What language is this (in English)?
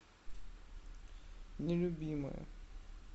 Russian